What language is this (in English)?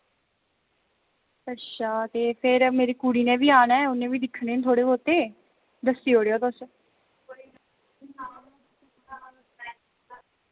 Dogri